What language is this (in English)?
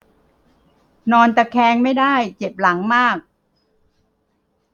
Thai